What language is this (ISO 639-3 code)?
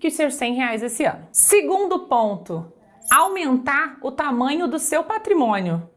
por